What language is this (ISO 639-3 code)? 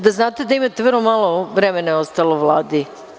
srp